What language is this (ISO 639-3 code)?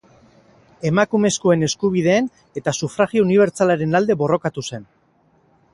eus